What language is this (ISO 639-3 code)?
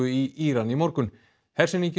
isl